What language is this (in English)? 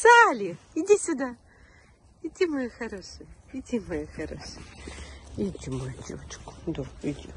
Russian